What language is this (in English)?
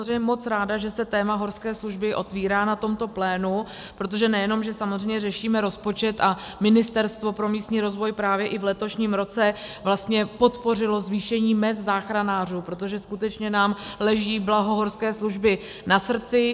Czech